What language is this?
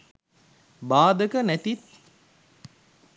Sinhala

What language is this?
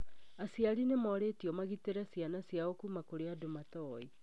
Kikuyu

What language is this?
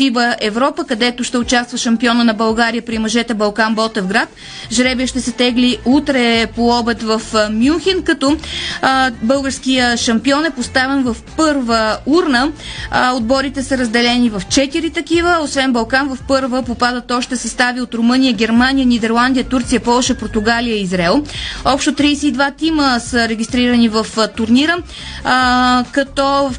Bulgarian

